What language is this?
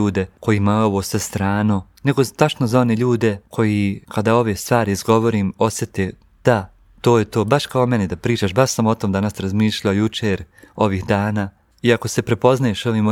Croatian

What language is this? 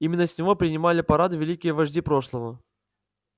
Russian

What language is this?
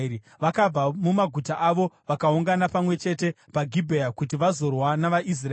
Shona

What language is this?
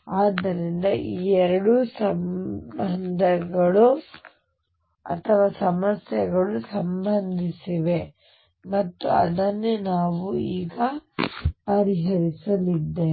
Kannada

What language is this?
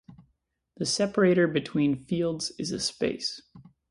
English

